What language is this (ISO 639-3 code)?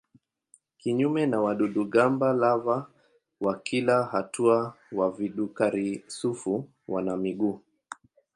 swa